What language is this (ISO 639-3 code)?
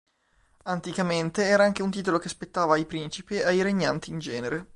ita